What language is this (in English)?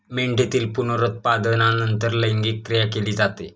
Marathi